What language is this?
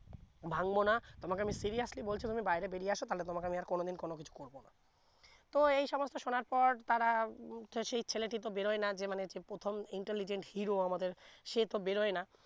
Bangla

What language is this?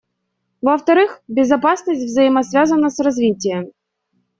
Russian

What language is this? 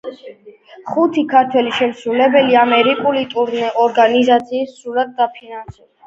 Georgian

